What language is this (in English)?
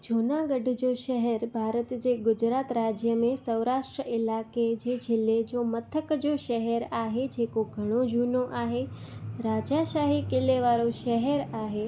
Sindhi